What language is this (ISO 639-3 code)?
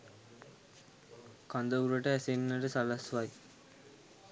sin